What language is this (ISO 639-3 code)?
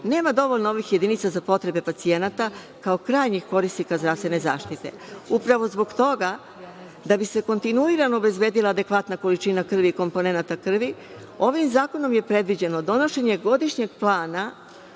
srp